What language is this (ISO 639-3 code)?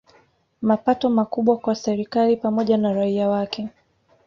swa